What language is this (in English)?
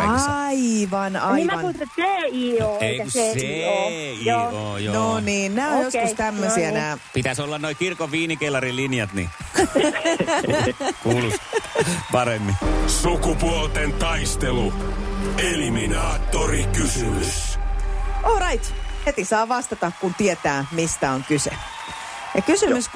Finnish